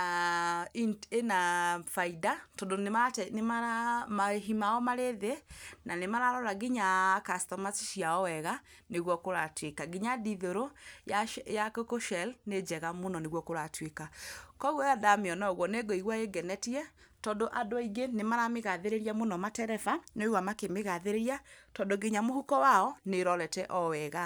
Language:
Kikuyu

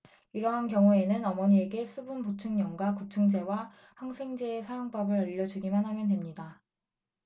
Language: Korean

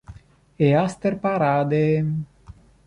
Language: Italian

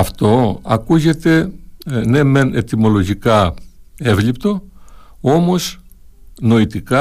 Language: Greek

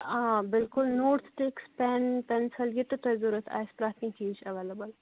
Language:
Kashmiri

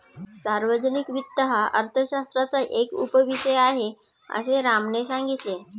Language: Marathi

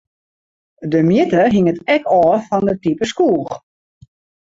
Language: Western Frisian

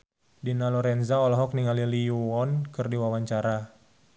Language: Sundanese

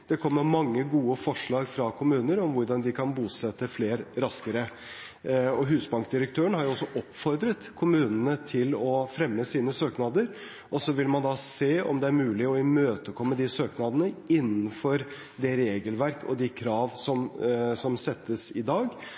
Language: Norwegian Bokmål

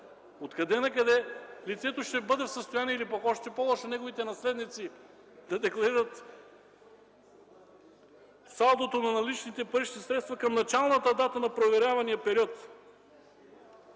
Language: Bulgarian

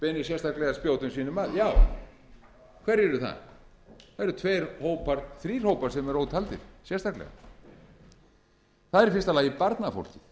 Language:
Icelandic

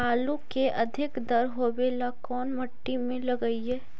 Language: Magahi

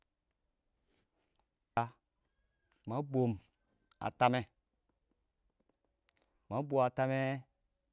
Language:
Awak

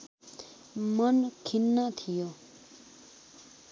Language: Nepali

